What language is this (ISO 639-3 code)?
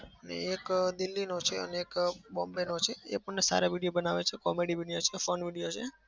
guj